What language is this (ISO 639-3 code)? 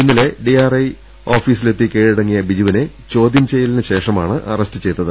mal